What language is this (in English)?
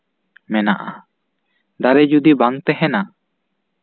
Santali